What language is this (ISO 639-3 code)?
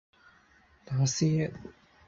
yue